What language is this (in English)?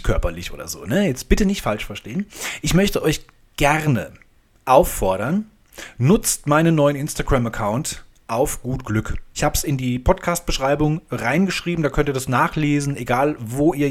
German